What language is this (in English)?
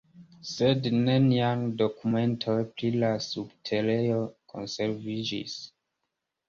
Esperanto